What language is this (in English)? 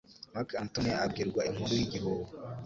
Kinyarwanda